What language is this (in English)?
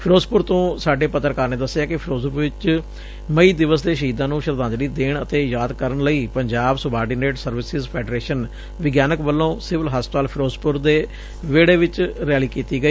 Punjabi